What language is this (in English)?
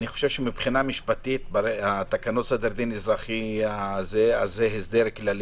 Hebrew